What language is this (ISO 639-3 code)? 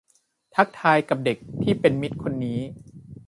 tha